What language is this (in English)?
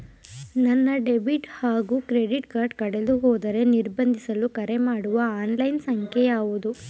Kannada